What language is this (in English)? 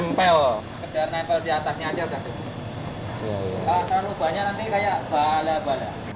Indonesian